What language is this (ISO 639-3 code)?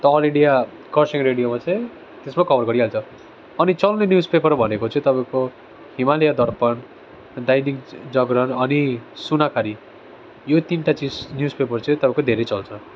nep